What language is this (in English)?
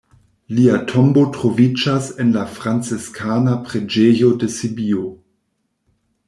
Esperanto